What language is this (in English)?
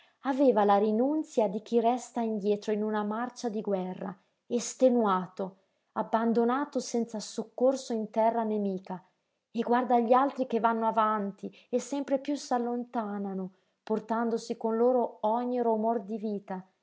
Italian